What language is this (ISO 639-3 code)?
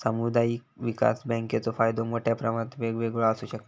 mar